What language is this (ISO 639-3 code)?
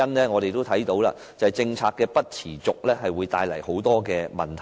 yue